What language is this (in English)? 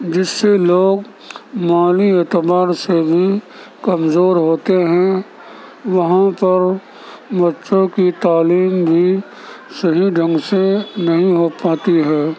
Urdu